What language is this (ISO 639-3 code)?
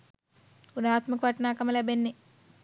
sin